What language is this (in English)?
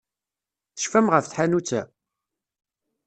Kabyle